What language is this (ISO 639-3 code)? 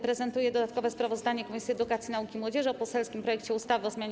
pol